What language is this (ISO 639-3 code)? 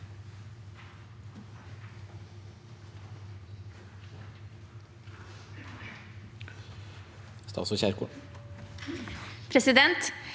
nor